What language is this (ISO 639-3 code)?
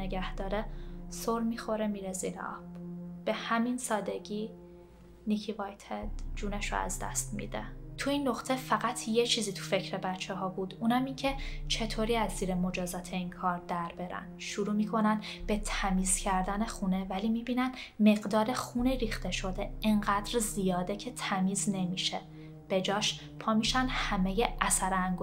fas